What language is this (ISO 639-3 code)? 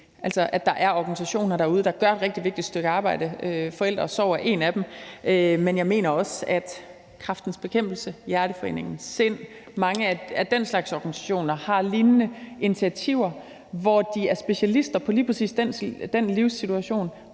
dan